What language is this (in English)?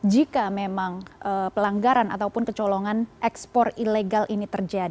Indonesian